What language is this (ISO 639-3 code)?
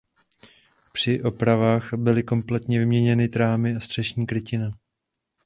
ces